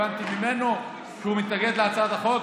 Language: Hebrew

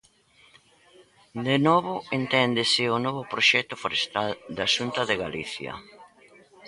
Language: Galician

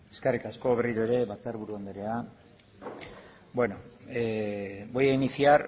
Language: Basque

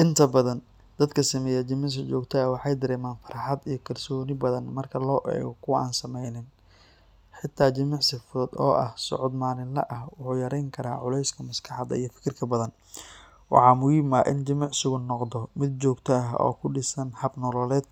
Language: Somali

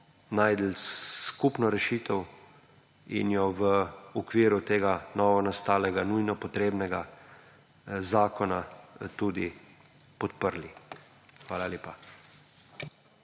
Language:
Slovenian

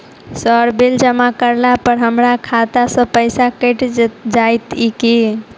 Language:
Maithili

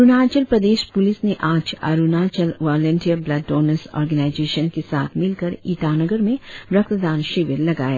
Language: Hindi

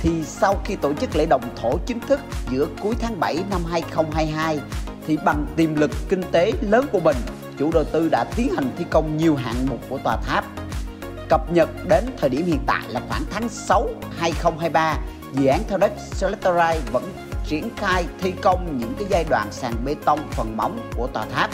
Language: Vietnamese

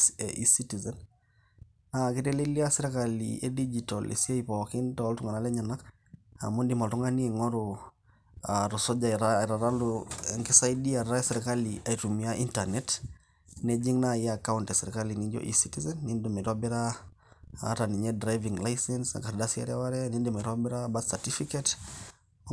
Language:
Masai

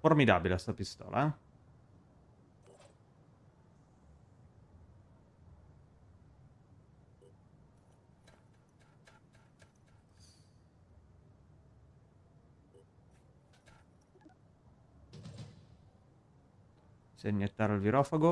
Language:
Italian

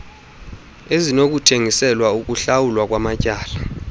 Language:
Xhosa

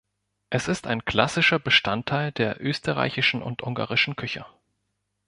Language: German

